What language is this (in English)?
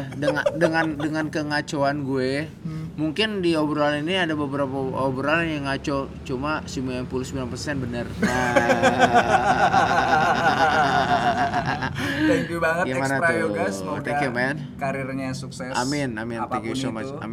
Indonesian